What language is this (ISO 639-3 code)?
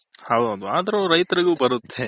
kan